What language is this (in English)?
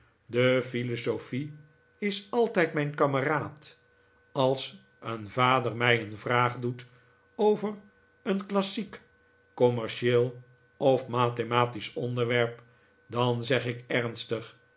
Dutch